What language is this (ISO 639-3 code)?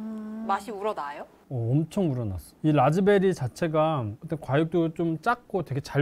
kor